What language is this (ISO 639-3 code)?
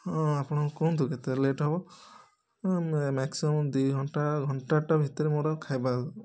ori